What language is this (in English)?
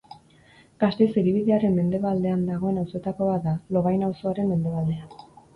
Basque